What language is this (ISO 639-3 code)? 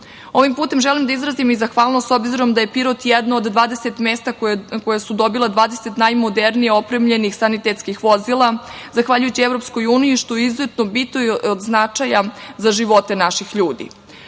srp